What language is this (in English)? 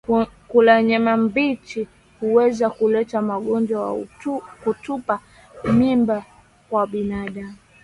Swahili